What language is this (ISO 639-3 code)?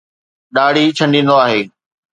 snd